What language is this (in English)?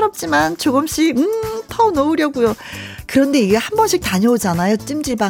Korean